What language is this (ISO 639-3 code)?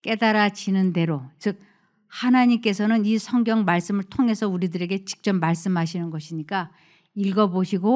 kor